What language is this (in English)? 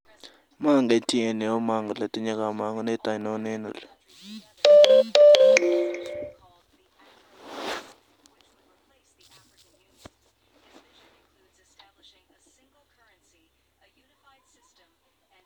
Kalenjin